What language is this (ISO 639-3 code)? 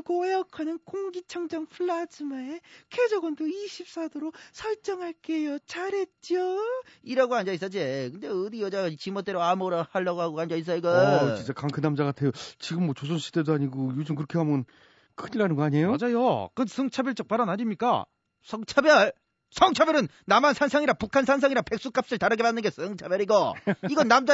kor